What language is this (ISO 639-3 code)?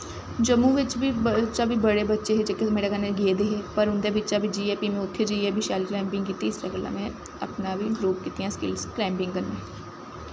doi